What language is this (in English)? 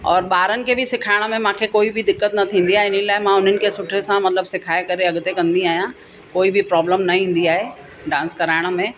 Sindhi